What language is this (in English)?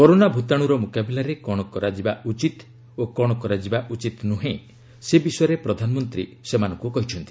Odia